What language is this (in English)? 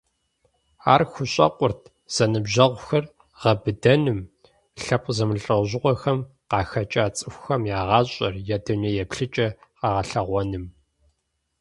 Kabardian